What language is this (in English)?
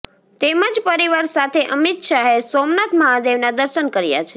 Gujarati